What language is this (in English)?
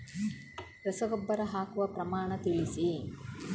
Kannada